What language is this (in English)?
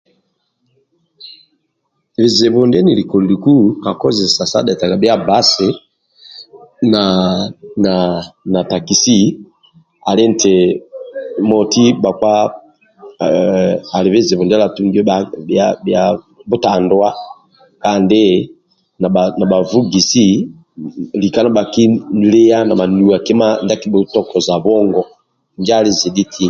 Amba (Uganda)